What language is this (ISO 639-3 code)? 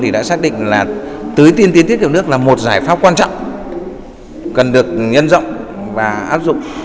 vie